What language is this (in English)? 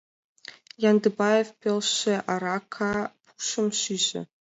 Mari